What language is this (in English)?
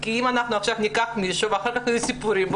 Hebrew